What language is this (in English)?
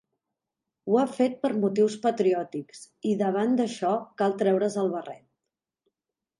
Catalan